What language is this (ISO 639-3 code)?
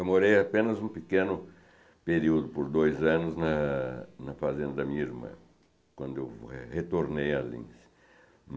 por